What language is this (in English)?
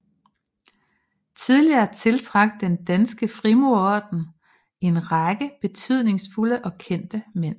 Danish